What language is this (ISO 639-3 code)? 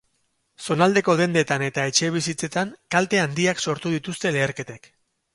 eus